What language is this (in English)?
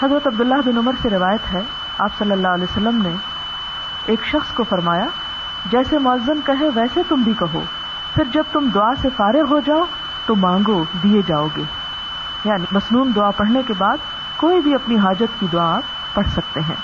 Urdu